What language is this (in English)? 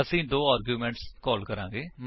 Punjabi